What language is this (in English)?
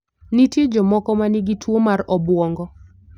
Luo (Kenya and Tanzania)